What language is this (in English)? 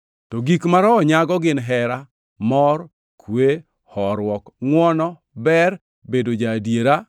Luo (Kenya and Tanzania)